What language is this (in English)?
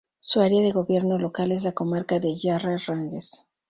Spanish